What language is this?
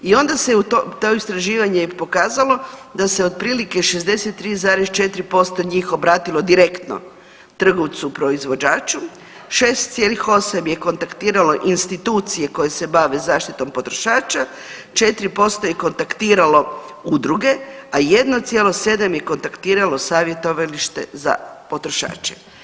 Croatian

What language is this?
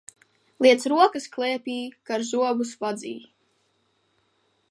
Latvian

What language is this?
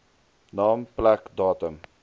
Afrikaans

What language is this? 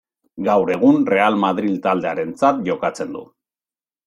Basque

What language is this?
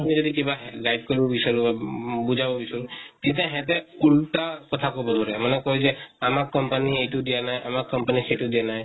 Assamese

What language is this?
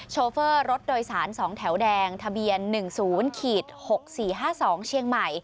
Thai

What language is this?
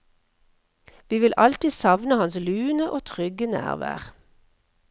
Norwegian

